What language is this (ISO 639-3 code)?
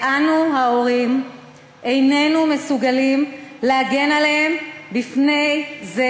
heb